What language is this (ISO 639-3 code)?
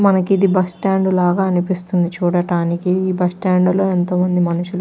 tel